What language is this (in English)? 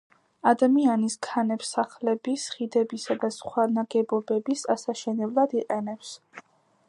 Georgian